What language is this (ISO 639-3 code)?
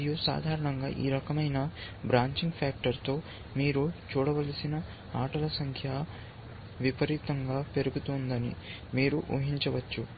tel